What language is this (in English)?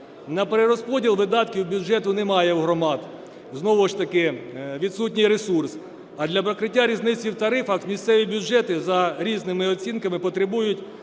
Ukrainian